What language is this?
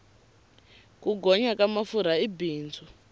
Tsonga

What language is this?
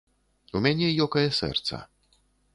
Belarusian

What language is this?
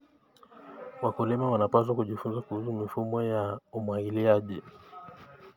Kalenjin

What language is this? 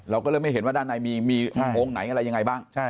Thai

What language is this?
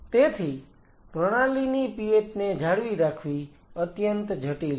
Gujarati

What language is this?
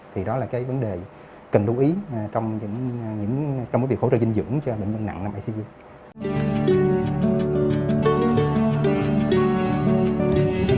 Vietnamese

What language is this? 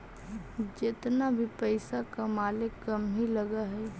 Magahi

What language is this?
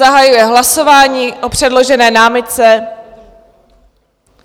Czech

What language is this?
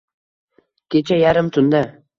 Uzbek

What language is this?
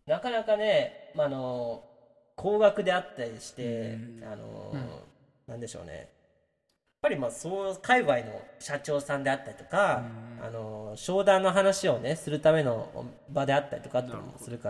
Japanese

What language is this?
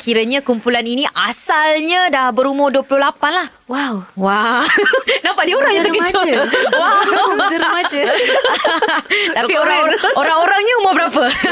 Malay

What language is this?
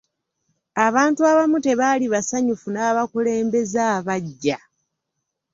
Ganda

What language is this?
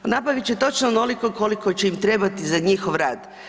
Croatian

